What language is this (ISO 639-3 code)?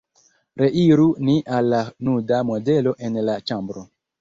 epo